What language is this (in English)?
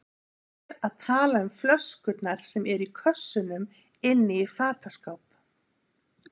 Icelandic